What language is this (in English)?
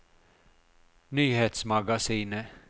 Norwegian